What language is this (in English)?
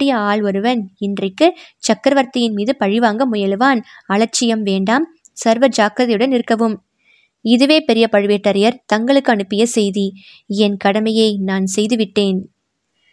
Tamil